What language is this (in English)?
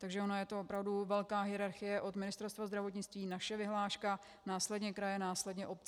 Czech